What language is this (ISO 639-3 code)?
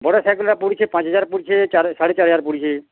ori